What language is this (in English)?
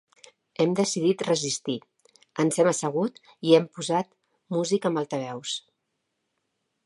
Catalan